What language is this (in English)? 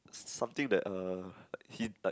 English